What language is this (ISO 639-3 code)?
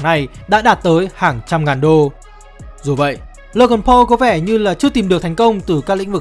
vie